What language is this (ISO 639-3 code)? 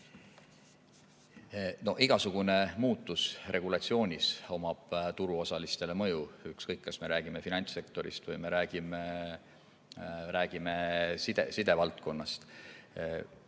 est